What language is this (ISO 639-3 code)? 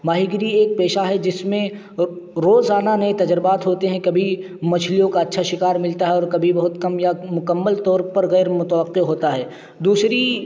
urd